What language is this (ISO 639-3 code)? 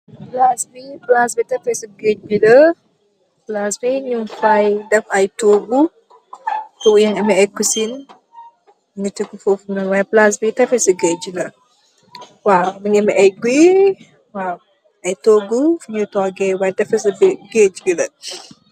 wol